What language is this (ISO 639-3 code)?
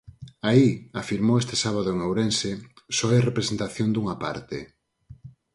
glg